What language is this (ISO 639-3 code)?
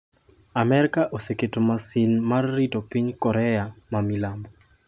luo